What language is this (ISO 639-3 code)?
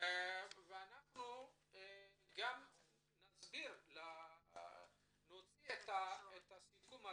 heb